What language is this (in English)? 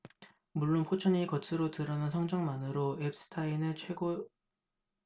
Korean